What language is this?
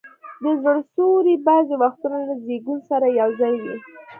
Pashto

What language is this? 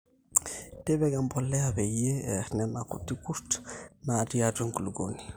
Masai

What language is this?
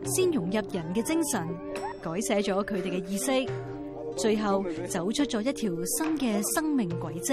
Chinese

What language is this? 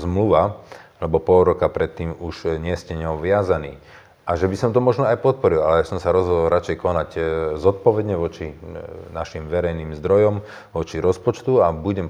Slovak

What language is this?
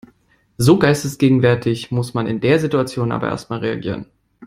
German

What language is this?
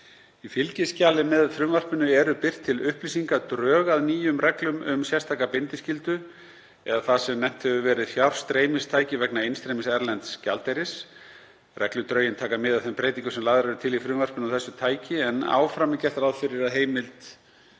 Icelandic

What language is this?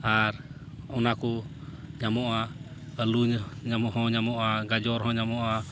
Santali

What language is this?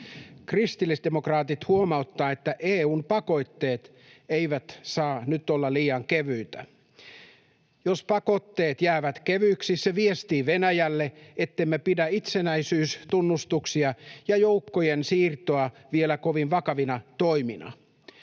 Finnish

